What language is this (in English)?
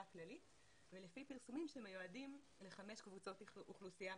Hebrew